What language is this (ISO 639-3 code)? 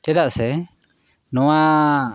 sat